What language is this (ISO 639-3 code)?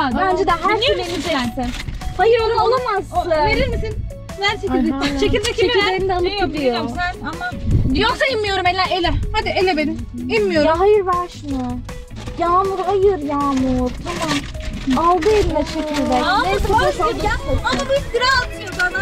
tur